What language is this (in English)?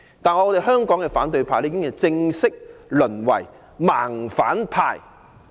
Cantonese